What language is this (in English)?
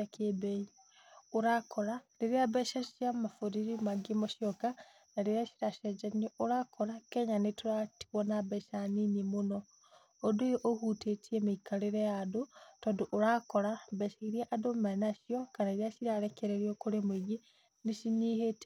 Kikuyu